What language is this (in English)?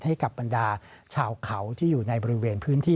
Thai